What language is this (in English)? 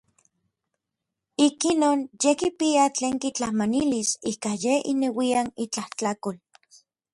Orizaba Nahuatl